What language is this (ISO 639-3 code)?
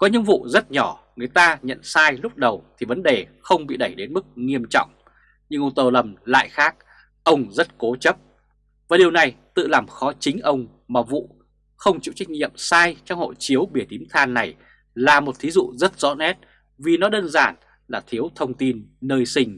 vie